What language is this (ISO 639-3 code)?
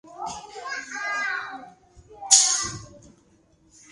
eus